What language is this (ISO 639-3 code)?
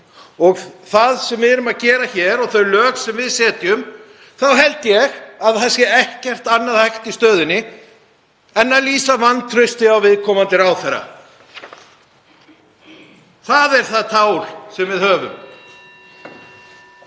isl